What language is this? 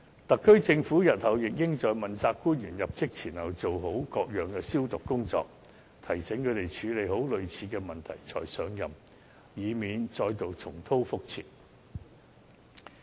Cantonese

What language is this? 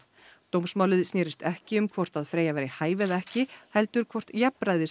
Icelandic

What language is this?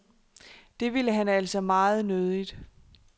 Danish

